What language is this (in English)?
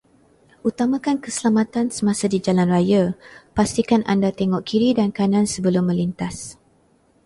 Malay